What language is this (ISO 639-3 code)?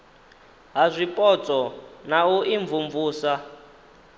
ven